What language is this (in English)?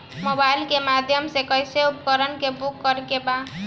Bhojpuri